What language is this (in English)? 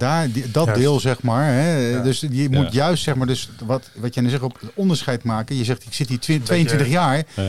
Dutch